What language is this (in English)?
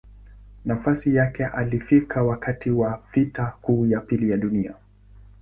Swahili